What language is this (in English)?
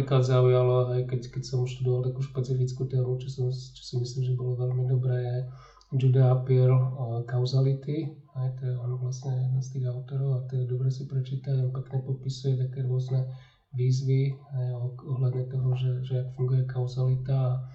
Slovak